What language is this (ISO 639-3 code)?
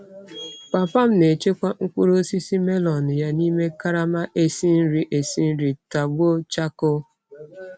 ibo